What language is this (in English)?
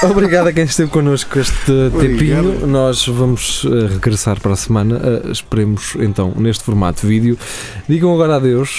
Portuguese